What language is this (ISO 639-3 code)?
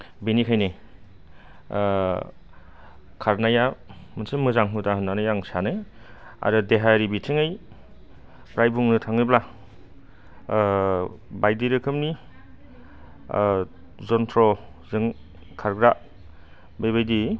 brx